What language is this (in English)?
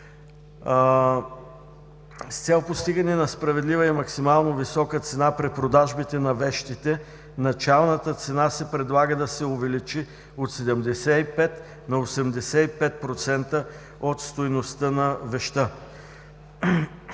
Bulgarian